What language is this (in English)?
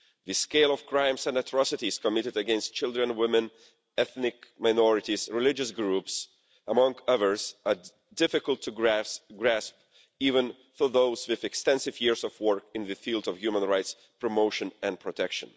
English